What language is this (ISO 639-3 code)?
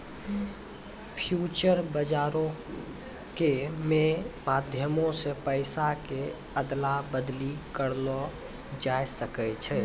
mai